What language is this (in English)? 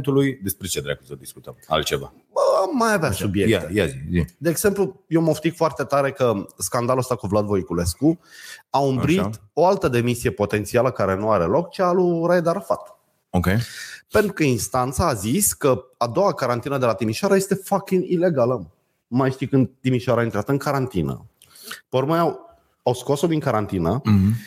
Romanian